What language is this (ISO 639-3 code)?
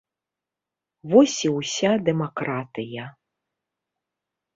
bel